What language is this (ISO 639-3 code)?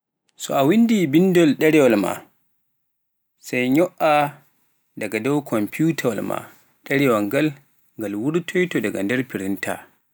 fuf